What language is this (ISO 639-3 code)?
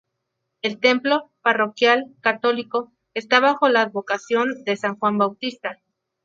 spa